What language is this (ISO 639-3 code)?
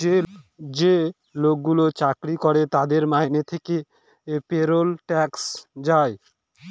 ben